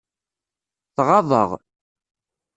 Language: Kabyle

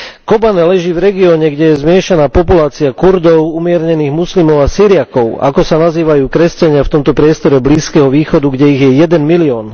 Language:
Slovak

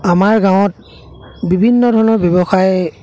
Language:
Assamese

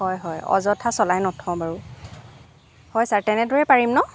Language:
Assamese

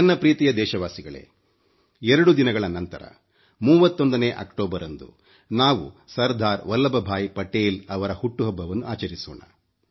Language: Kannada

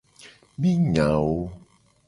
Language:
Gen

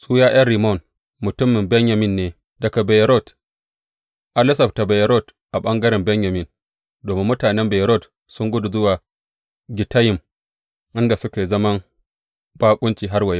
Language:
Hausa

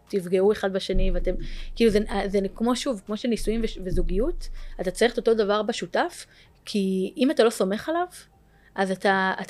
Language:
Hebrew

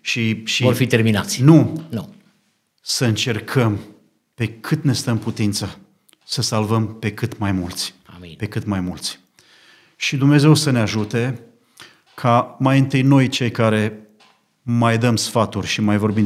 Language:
Romanian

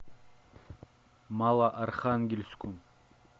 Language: Russian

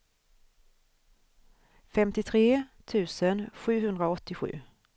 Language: Swedish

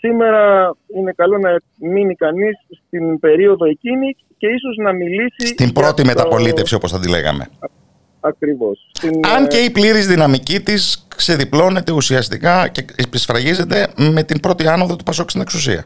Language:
Greek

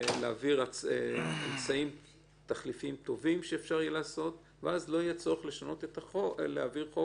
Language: Hebrew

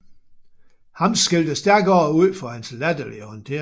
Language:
Danish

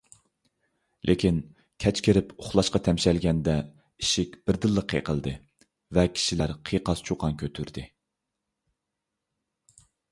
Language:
Uyghur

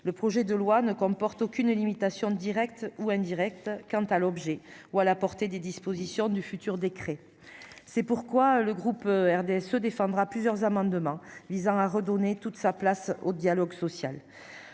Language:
French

